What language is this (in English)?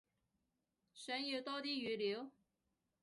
Cantonese